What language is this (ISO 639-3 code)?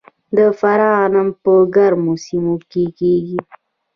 pus